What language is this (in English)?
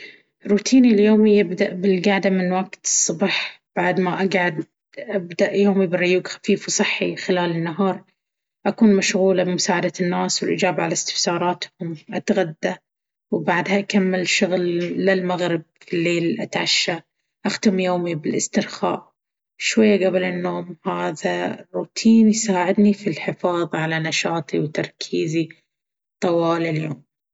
Baharna Arabic